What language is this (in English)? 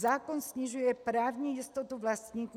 Czech